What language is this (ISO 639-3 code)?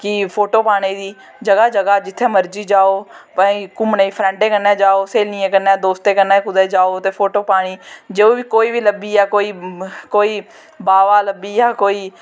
doi